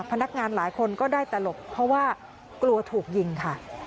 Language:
Thai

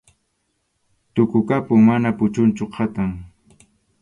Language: Arequipa-La Unión Quechua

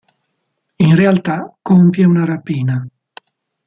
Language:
Italian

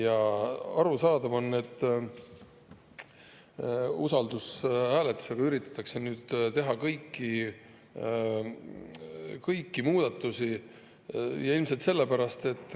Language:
Estonian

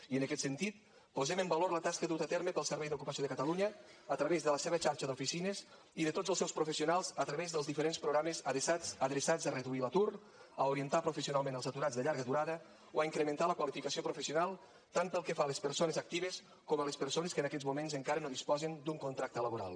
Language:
Catalan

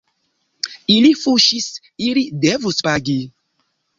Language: Esperanto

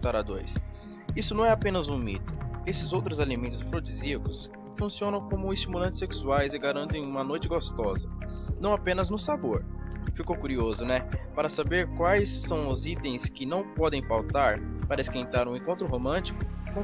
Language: Portuguese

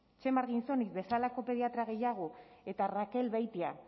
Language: Basque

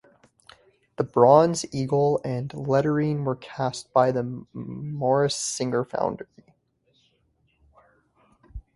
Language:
English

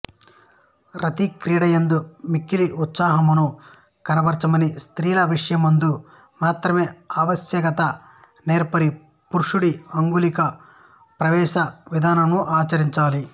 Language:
Telugu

